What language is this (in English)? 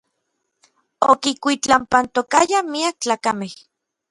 Orizaba Nahuatl